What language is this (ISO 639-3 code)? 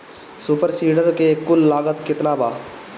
bho